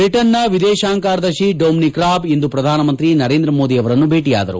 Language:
Kannada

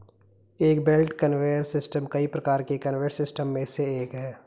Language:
Hindi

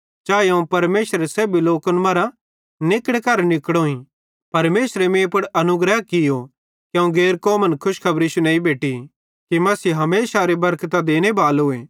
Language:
Bhadrawahi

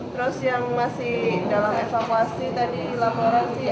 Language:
Indonesian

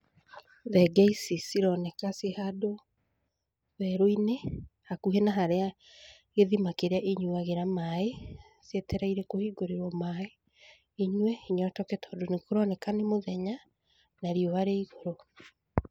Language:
Kikuyu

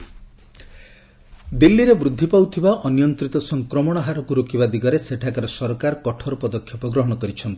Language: Odia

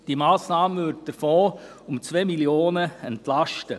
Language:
Swiss German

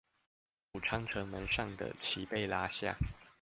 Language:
Chinese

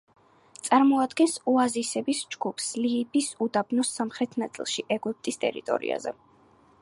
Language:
Georgian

